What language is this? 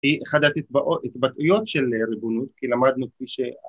Hebrew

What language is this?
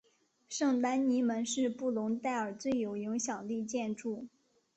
Chinese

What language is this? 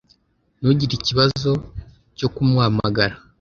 Kinyarwanda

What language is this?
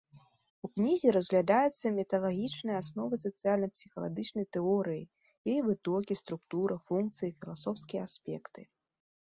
Belarusian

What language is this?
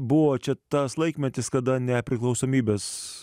Lithuanian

